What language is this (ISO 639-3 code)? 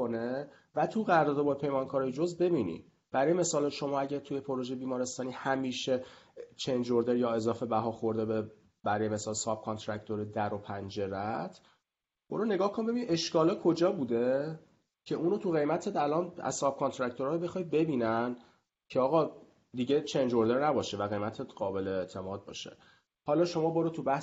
fas